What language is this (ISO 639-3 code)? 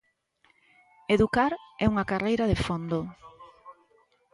glg